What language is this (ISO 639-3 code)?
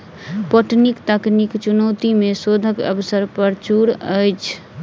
mai